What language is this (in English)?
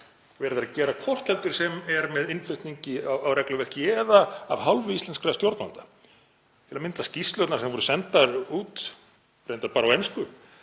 Icelandic